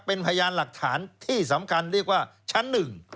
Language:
Thai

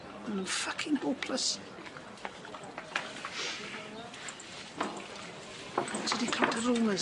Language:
Welsh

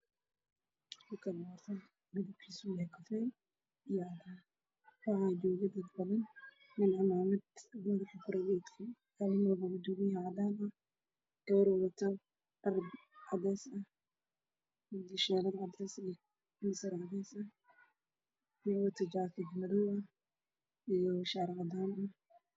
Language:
Somali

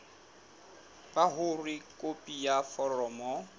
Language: Southern Sotho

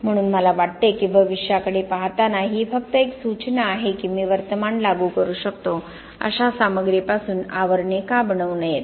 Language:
Marathi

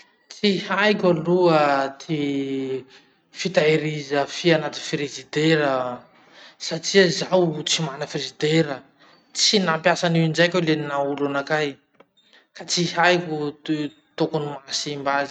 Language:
Masikoro Malagasy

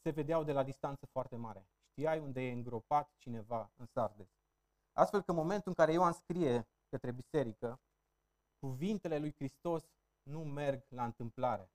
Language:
Romanian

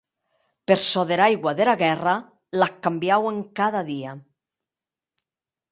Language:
Occitan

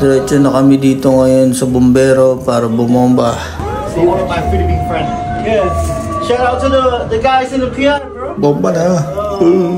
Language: Filipino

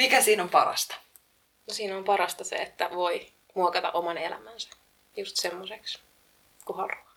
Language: Finnish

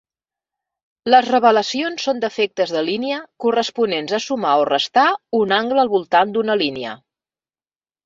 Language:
Catalan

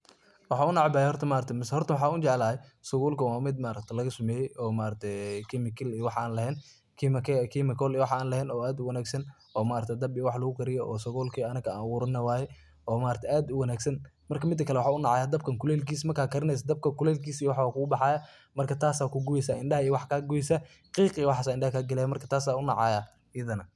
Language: Somali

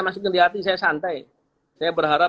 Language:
Indonesian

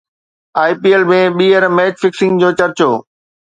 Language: Sindhi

